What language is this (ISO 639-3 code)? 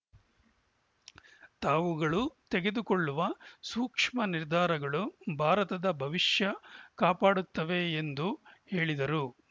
kan